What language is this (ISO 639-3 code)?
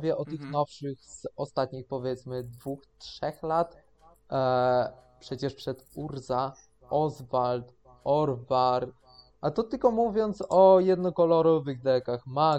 pol